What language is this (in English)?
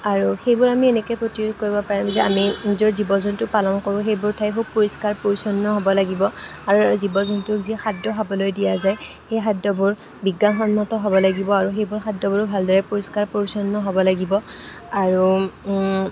Assamese